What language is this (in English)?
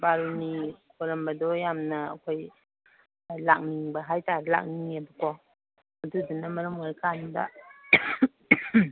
Manipuri